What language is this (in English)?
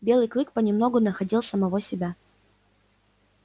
Russian